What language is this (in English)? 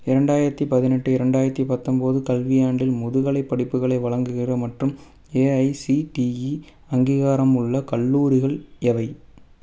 Tamil